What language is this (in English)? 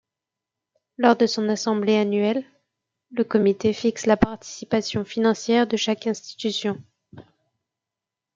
French